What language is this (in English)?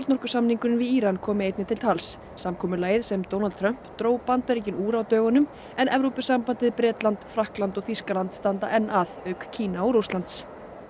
Icelandic